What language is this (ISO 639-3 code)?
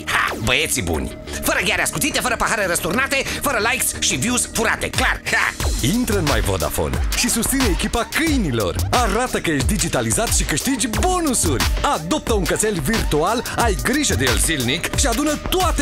ron